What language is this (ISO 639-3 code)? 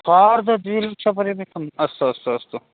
san